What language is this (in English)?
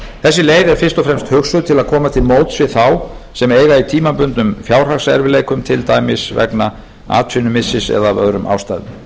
Icelandic